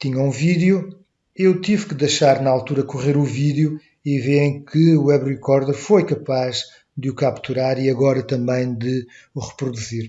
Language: Portuguese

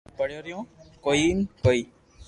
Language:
Loarki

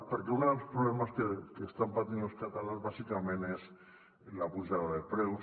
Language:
Catalan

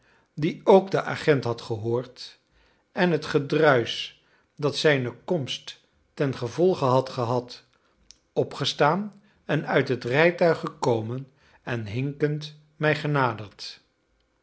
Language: Dutch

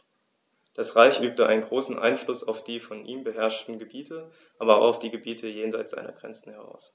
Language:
German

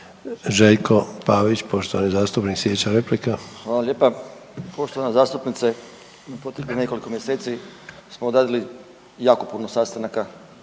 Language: Croatian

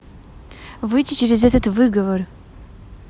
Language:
Russian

